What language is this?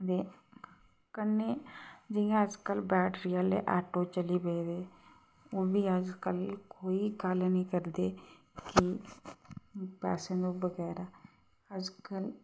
Dogri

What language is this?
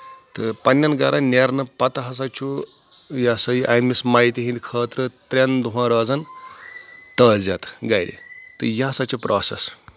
Kashmiri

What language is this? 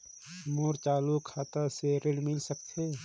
Chhattisgarhi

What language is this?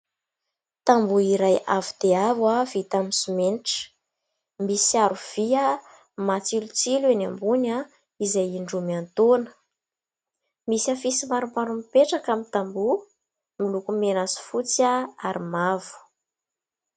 Malagasy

